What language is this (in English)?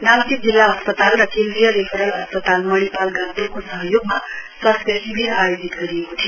Nepali